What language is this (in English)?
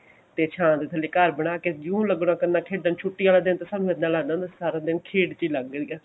Punjabi